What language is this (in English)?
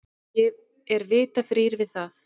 Icelandic